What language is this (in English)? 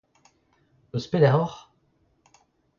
Breton